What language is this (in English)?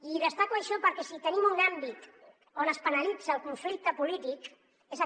Catalan